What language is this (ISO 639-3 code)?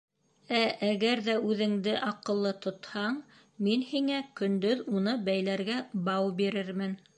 bak